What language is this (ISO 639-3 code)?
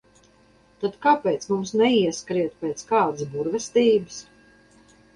lav